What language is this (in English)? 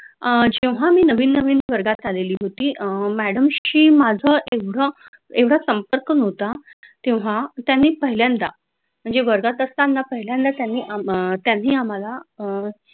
Marathi